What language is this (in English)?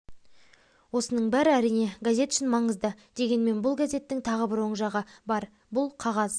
Kazakh